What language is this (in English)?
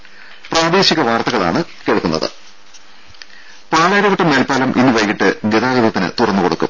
Malayalam